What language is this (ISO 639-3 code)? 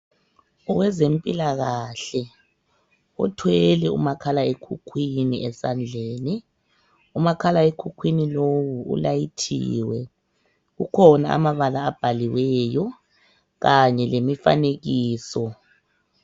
nde